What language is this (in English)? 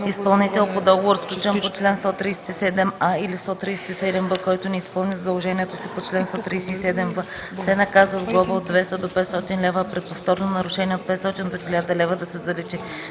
Bulgarian